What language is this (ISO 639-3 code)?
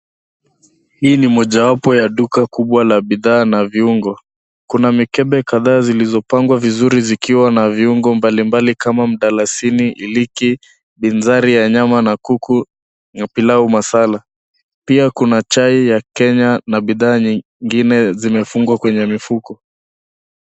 swa